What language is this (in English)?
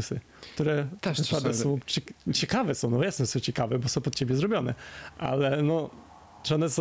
Polish